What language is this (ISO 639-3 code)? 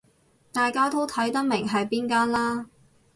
yue